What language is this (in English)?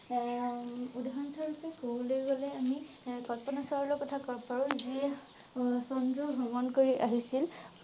Assamese